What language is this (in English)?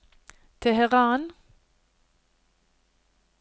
Norwegian